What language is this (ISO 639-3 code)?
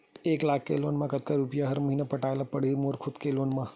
hne